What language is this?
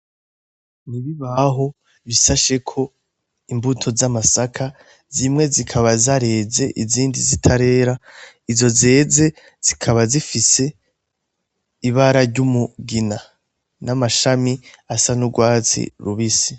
Rundi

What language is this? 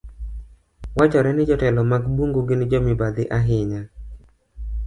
Luo (Kenya and Tanzania)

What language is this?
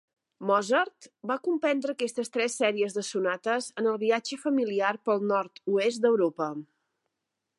Catalan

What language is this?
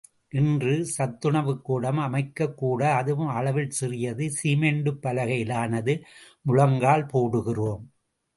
Tamil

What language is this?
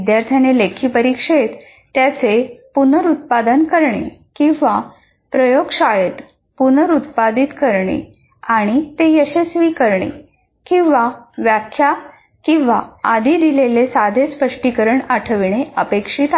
Marathi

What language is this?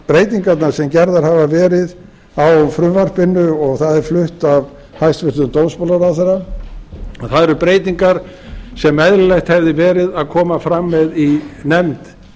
Icelandic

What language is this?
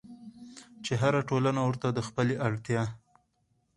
Pashto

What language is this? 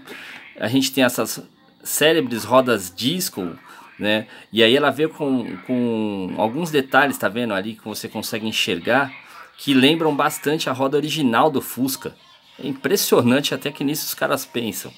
Portuguese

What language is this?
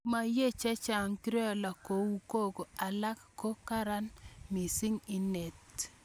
Kalenjin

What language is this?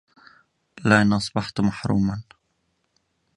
Arabic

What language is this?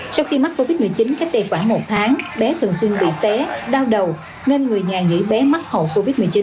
Vietnamese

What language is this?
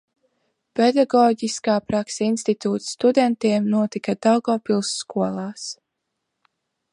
Latvian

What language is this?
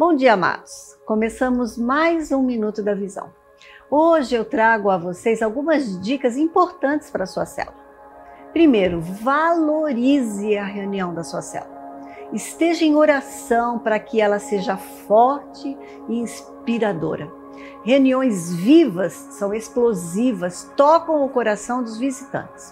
Portuguese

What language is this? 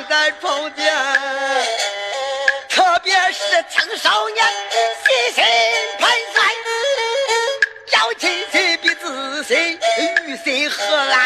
Chinese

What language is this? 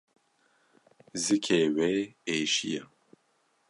Kurdish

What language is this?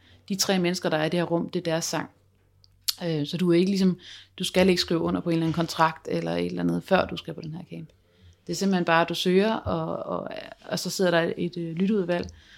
Danish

